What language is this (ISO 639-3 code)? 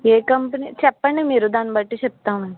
tel